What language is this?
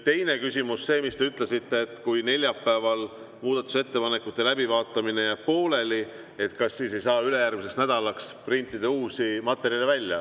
Estonian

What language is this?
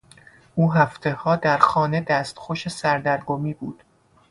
Persian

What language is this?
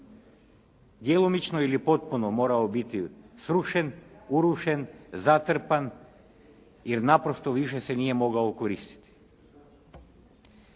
Croatian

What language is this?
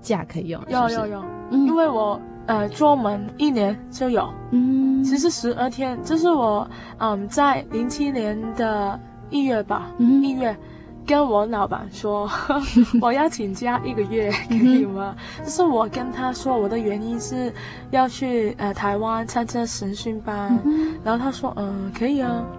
Chinese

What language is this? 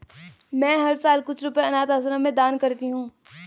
Hindi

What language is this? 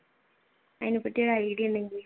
Malayalam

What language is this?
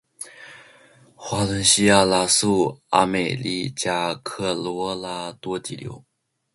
Chinese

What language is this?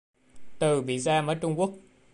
Vietnamese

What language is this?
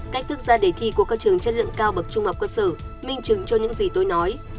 Vietnamese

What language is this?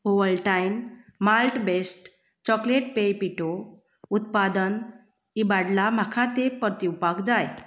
Konkani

